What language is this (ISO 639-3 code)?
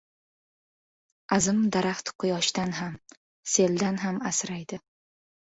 uzb